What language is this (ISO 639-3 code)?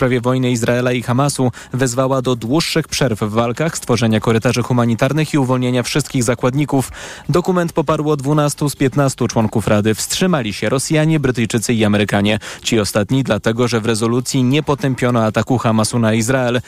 pol